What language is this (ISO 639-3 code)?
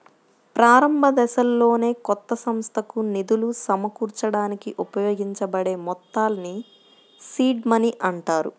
tel